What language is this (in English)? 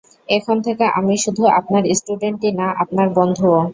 Bangla